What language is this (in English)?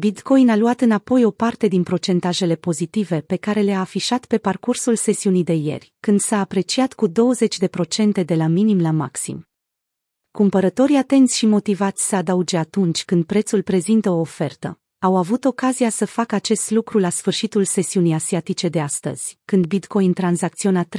Romanian